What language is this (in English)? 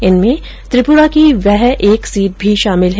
Hindi